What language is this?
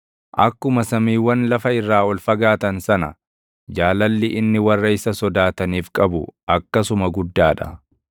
Oromo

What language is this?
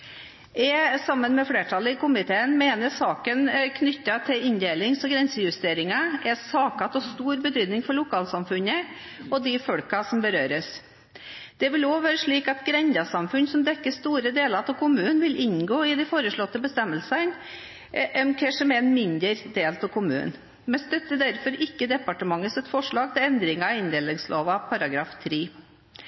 Norwegian Bokmål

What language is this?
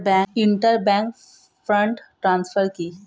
Bangla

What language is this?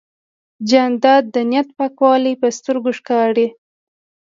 Pashto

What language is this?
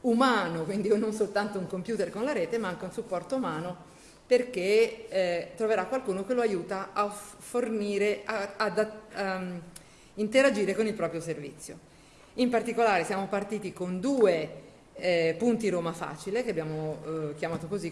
Italian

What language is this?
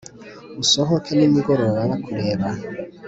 Kinyarwanda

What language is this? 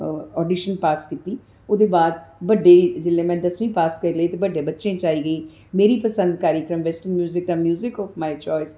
Dogri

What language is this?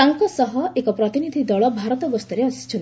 Odia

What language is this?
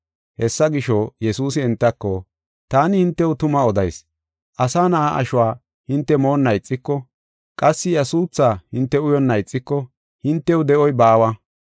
Gofa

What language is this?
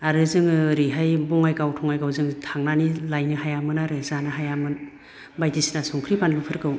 Bodo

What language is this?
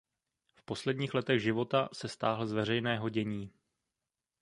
Czech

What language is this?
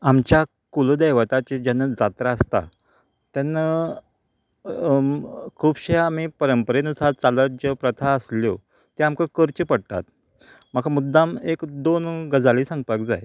Konkani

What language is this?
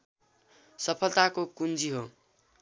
Nepali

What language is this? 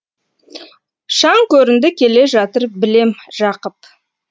Kazakh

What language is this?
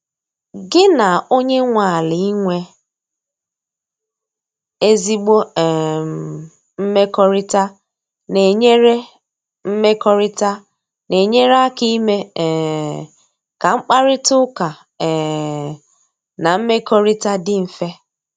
Igbo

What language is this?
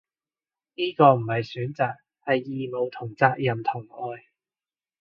Cantonese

